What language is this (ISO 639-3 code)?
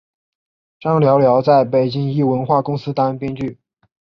zho